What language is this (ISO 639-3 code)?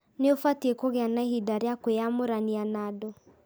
kik